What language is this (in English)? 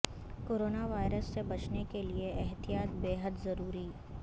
Urdu